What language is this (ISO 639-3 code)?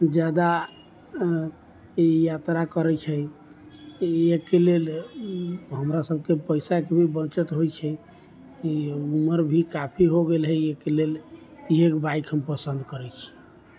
mai